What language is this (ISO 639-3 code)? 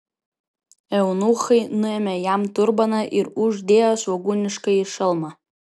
lit